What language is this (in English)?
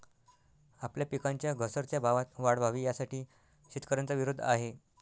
Marathi